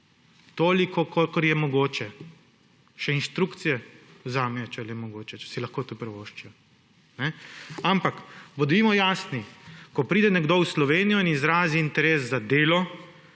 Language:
Slovenian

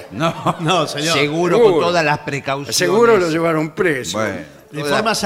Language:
Spanish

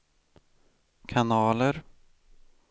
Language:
Swedish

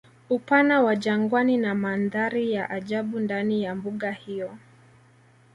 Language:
Swahili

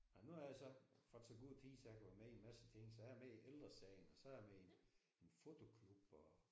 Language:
Danish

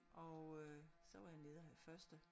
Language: Danish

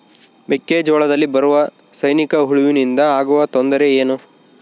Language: Kannada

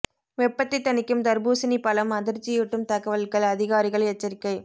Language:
Tamil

